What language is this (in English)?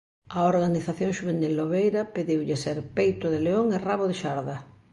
Galician